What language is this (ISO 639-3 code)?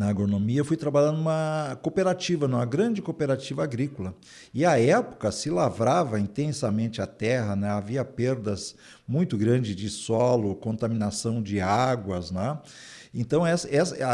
por